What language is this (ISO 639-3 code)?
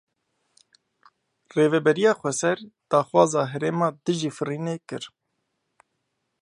kur